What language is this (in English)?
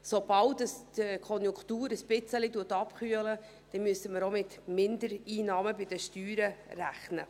Swiss German